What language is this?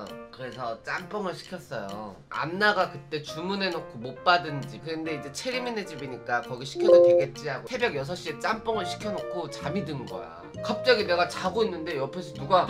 Korean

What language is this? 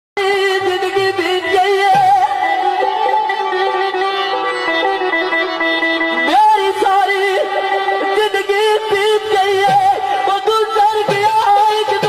Hindi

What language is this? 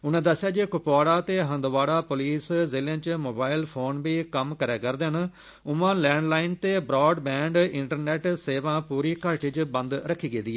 Dogri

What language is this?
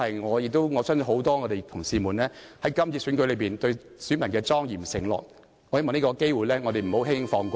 Cantonese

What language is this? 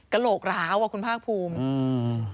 Thai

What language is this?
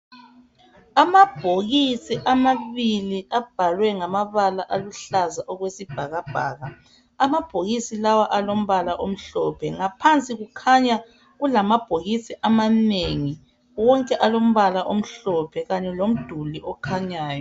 North Ndebele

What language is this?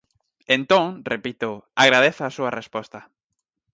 Galician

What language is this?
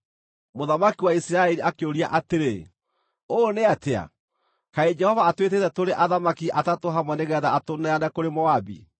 Kikuyu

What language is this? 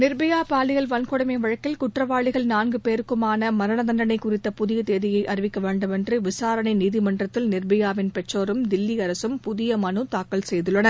Tamil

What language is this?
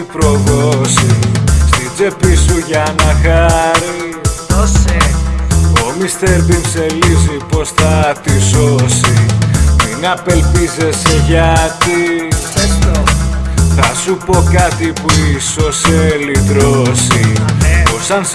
Greek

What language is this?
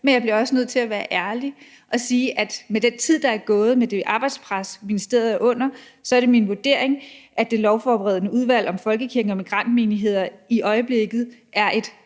Danish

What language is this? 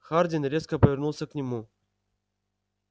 Russian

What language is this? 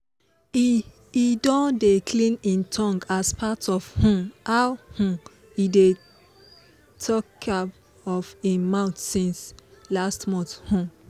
Nigerian Pidgin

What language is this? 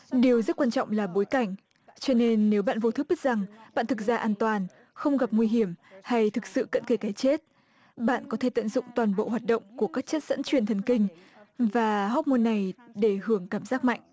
Vietnamese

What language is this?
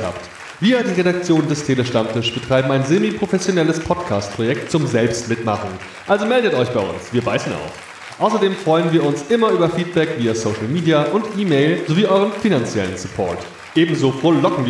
German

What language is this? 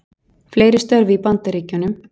Icelandic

